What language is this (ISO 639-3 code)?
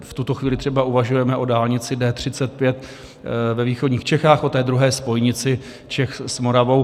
ces